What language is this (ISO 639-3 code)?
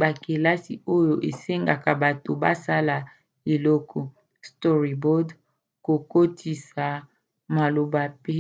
lin